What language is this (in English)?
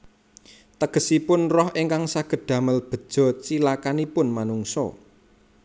Javanese